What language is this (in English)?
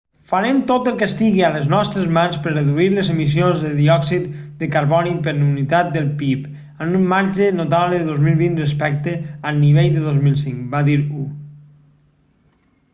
Catalan